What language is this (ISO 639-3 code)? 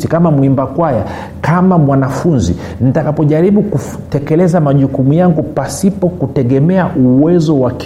swa